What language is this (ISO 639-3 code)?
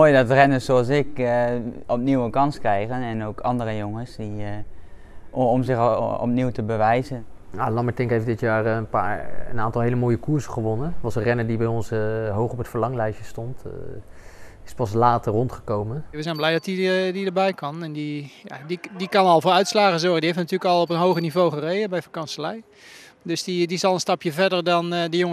nld